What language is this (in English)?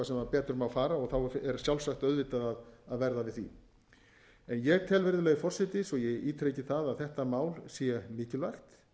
Icelandic